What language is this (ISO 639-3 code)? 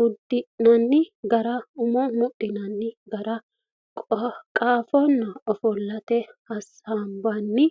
sid